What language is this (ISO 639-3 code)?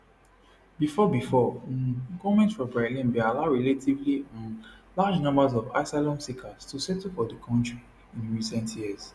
pcm